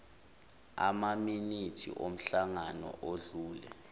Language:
Zulu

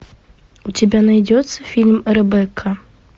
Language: Russian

